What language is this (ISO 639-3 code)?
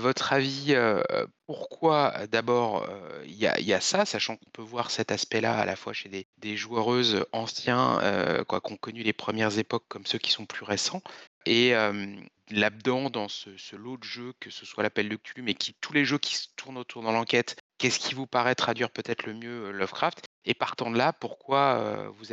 fra